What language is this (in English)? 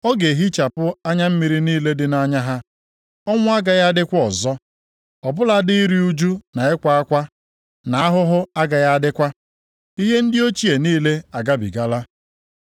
Igbo